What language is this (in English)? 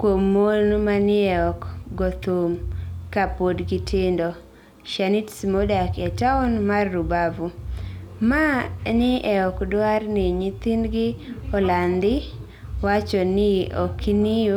Luo (Kenya and Tanzania)